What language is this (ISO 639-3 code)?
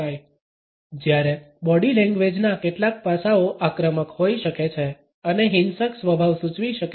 guj